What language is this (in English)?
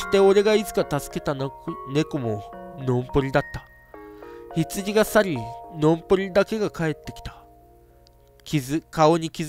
Japanese